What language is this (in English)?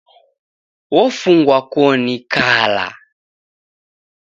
Taita